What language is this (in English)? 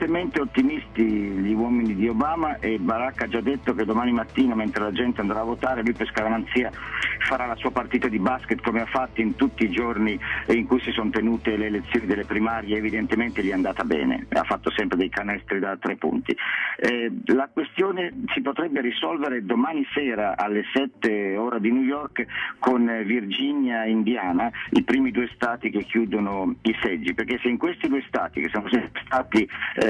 Italian